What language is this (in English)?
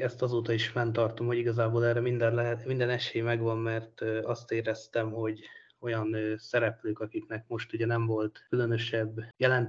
Hungarian